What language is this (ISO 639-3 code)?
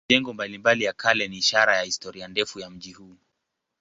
swa